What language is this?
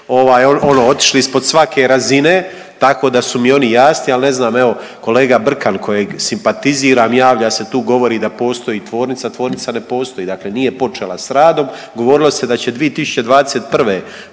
Croatian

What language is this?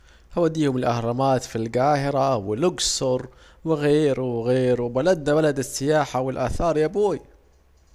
Saidi Arabic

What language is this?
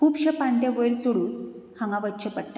Konkani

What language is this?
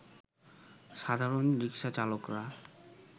Bangla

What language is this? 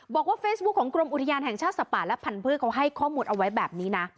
Thai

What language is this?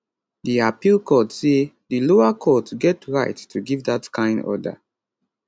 Nigerian Pidgin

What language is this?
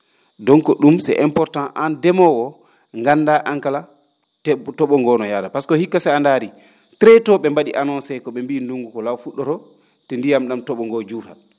Fula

